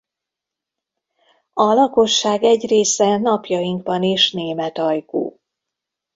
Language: Hungarian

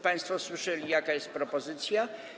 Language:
Polish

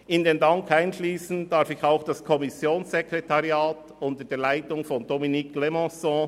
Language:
Swiss German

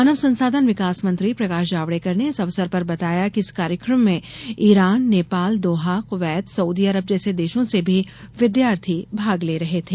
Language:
Hindi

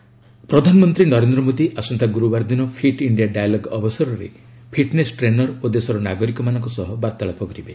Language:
Odia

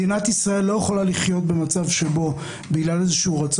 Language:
Hebrew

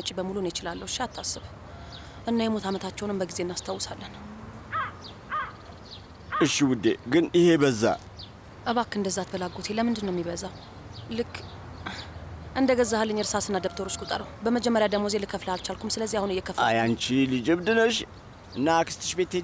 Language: Arabic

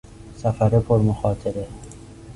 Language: Persian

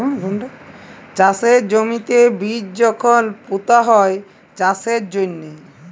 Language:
Bangla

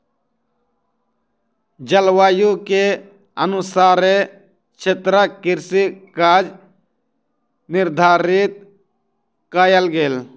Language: Maithili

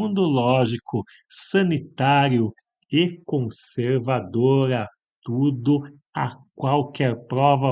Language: Portuguese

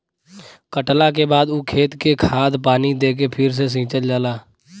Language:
Bhojpuri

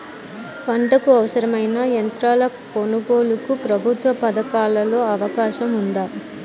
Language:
Telugu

